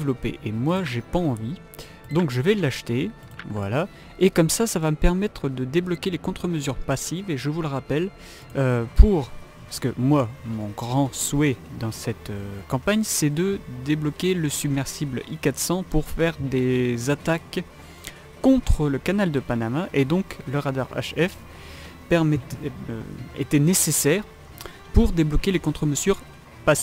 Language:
French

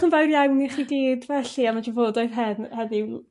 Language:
Welsh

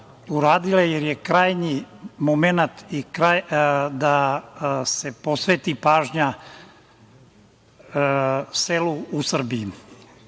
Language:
Serbian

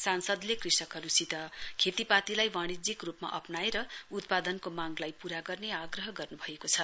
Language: Nepali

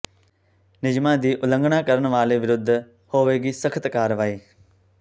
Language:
Punjabi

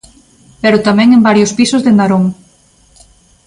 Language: Galician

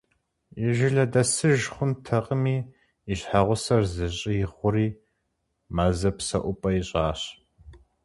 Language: Kabardian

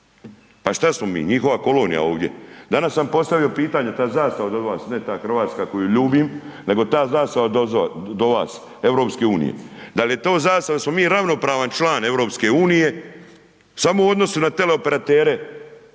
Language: Croatian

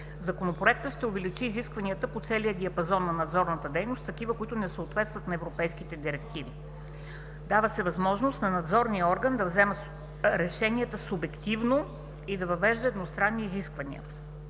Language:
Bulgarian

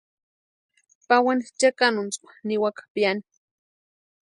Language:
Western Highland Purepecha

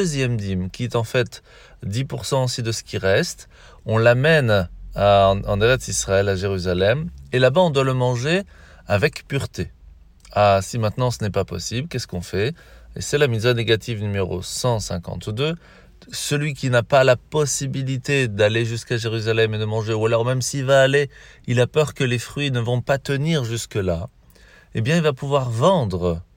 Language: French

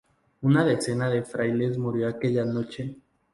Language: Spanish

